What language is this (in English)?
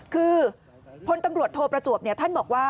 Thai